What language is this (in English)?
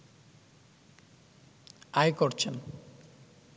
Bangla